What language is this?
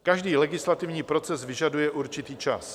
Czech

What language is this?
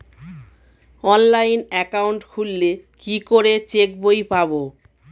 Bangla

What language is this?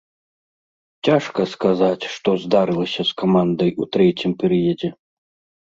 Belarusian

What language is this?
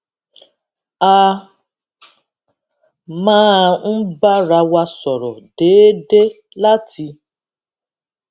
Yoruba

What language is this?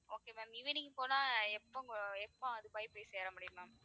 Tamil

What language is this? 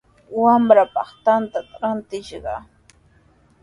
Sihuas Ancash Quechua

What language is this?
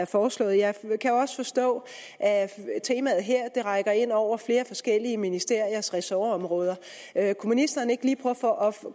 Danish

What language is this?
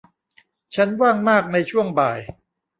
Thai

